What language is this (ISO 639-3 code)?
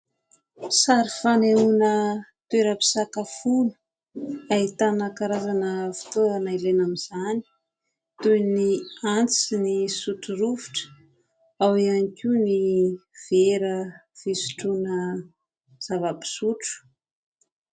mlg